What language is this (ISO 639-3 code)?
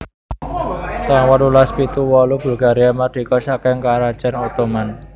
jav